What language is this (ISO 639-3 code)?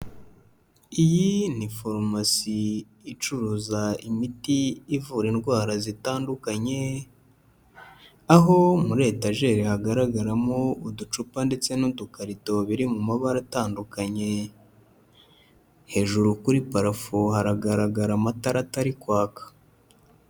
kin